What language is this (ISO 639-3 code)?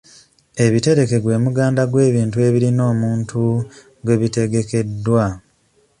lug